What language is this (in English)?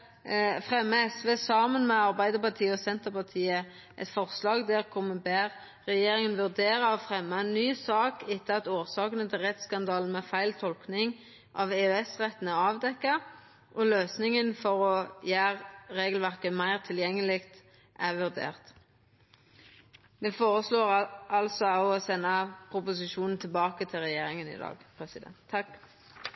Norwegian Nynorsk